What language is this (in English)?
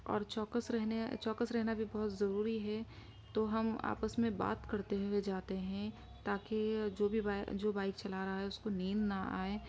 Urdu